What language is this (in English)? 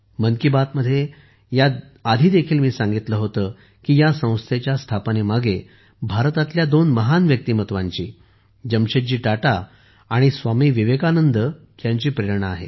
Marathi